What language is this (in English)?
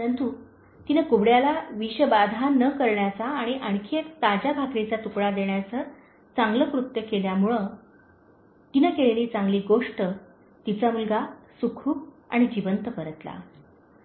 Marathi